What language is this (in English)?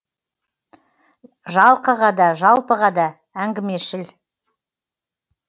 Kazakh